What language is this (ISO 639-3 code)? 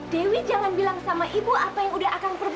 ind